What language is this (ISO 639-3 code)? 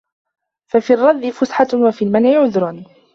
ara